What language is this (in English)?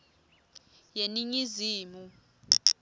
Swati